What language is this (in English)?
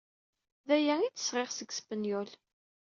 Kabyle